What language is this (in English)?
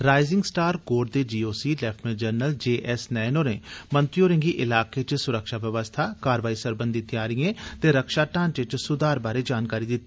Dogri